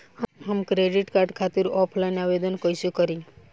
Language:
Bhojpuri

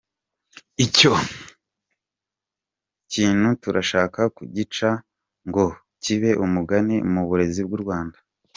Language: Kinyarwanda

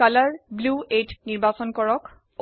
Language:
Assamese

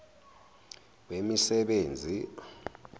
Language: Zulu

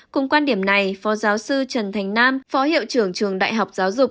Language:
Vietnamese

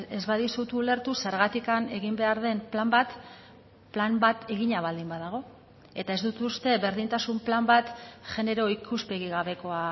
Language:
Basque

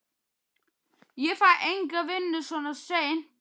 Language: Icelandic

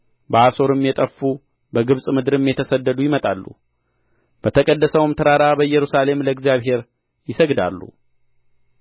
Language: Amharic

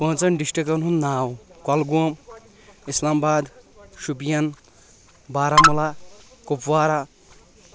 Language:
Kashmiri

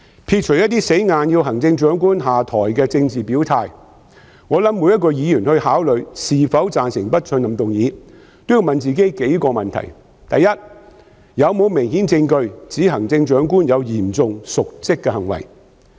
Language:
Cantonese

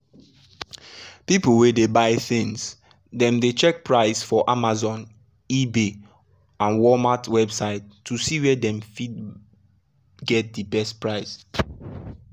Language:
Nigerian Pidgin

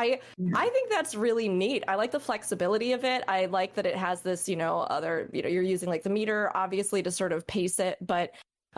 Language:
English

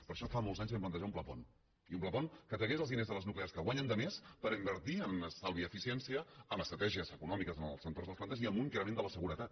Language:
Catalan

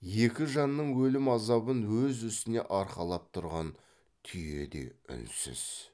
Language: Kazakh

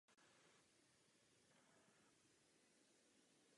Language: Czech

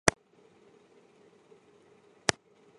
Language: Chinese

